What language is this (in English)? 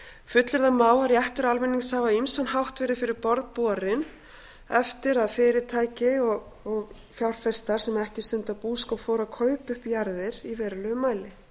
Icelandic